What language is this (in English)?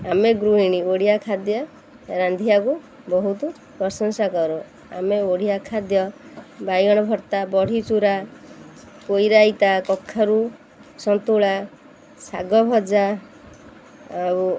Odia